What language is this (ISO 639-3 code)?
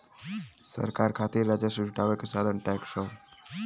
bho